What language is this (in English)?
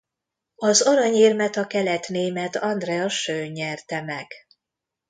Hungarian